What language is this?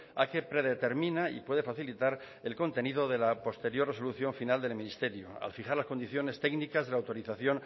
Spanish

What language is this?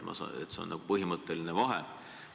Estonian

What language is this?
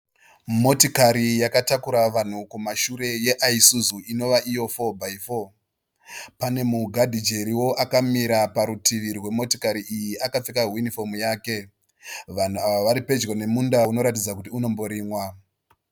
Shona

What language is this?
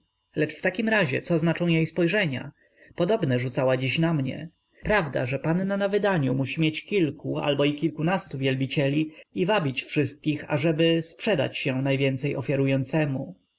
Polish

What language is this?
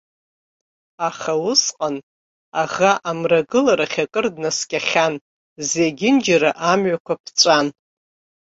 Abkhazian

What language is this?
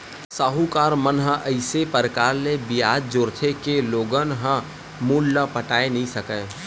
Chhattisgarhi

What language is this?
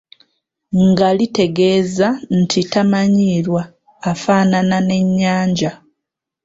Ganda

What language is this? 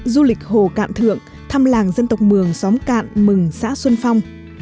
Vietnamese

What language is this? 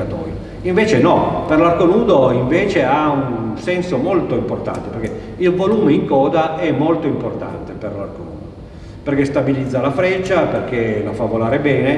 Italian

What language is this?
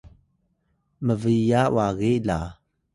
Atayal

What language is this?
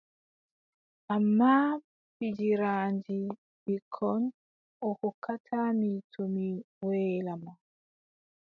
Adamawa Fulfulde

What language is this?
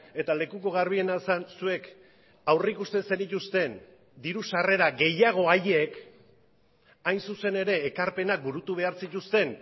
Basque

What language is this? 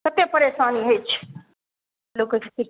Maithili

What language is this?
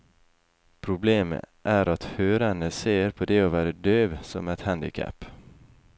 Norwegian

